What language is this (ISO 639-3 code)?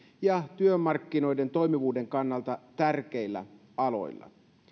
fin